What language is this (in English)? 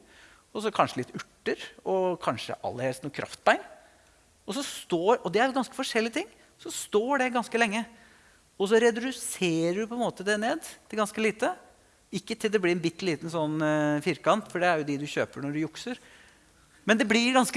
Norwegian